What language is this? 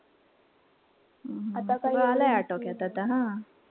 Marathi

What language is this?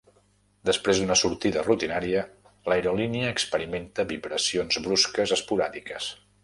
Catalan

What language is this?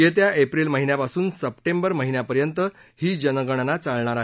Marathi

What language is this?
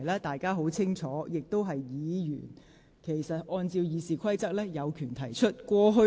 Cantonese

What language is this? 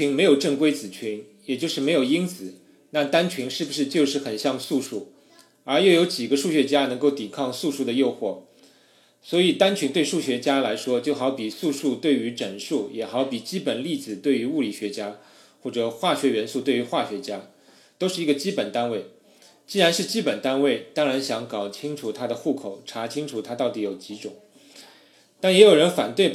Chinese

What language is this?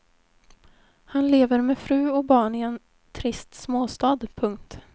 Swedish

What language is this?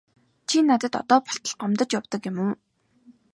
Mongolian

